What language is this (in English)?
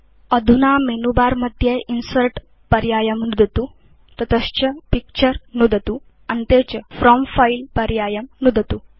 Sanskrit